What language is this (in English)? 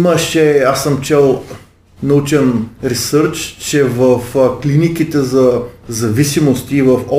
Bulgarian